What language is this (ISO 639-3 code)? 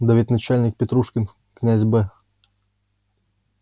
rus